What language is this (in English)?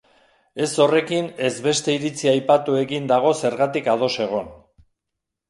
Basque